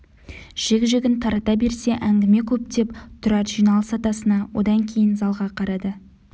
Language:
Kazakh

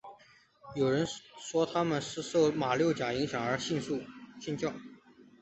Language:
Chinese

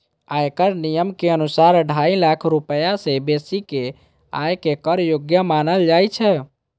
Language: Maithili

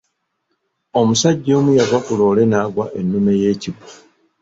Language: Ganda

